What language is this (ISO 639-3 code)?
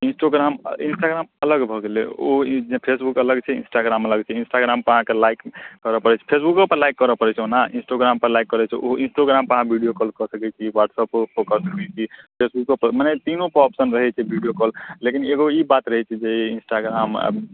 mai